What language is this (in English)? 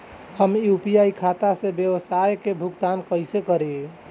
Bhojpuri